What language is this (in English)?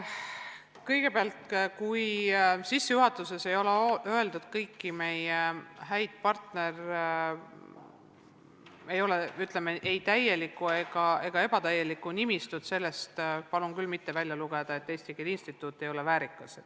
Estonian